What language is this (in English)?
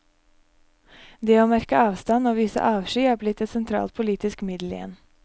Norwegian